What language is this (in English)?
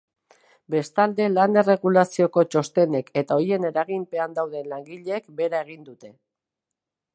Basque